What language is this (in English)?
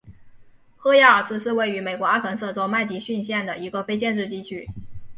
Chinese